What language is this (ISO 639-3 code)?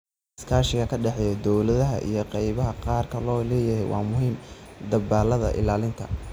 som